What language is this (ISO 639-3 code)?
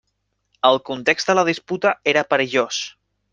cat